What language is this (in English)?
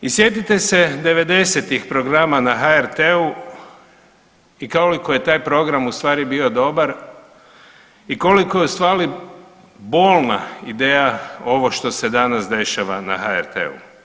Croatian